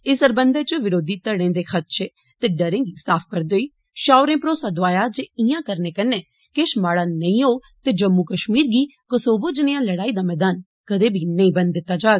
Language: Dogri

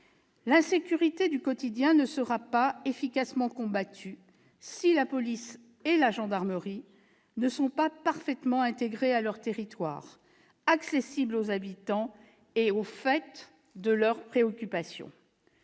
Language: French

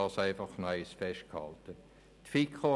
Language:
Swiss German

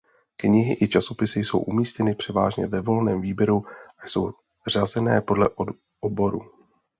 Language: Czech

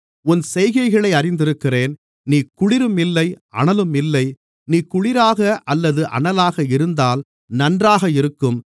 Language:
Tamil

